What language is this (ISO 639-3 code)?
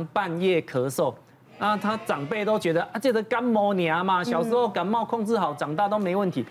zho